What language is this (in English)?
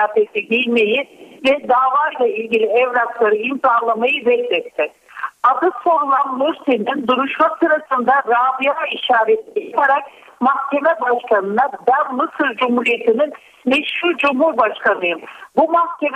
Turkish